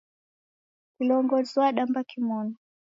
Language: Taita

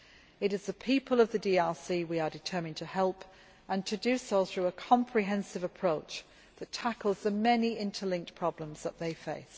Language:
English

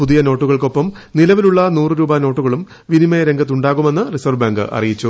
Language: Malayalam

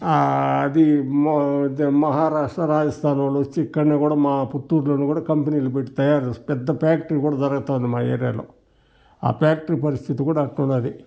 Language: Telugu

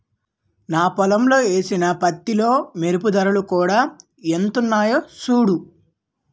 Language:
Telugu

